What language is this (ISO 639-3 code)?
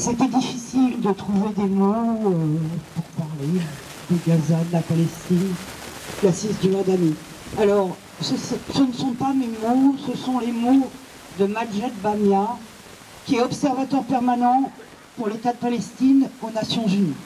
fra